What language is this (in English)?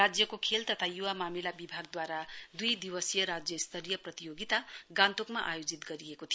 Nepali